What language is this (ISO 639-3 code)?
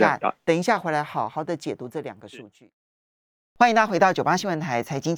zho